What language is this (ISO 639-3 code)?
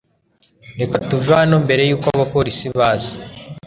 kin